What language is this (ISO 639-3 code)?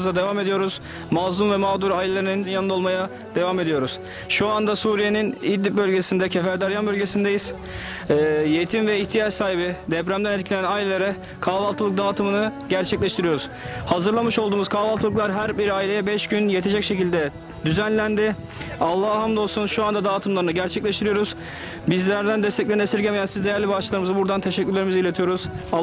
tur